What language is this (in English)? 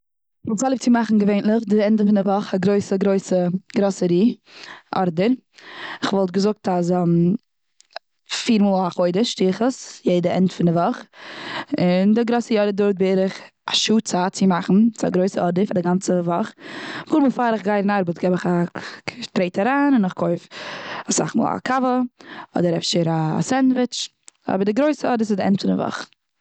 Yiddish